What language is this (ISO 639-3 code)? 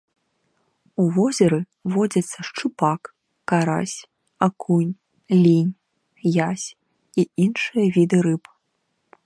bel